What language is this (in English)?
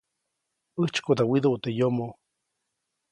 Copainalá Zoque